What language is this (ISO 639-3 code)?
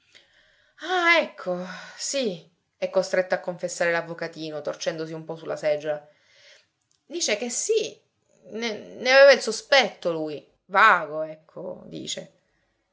ita